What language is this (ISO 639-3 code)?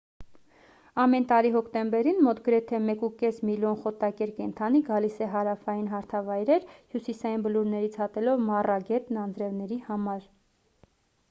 hye